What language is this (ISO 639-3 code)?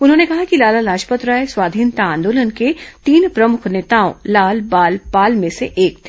hin